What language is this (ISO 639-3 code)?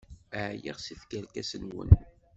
kab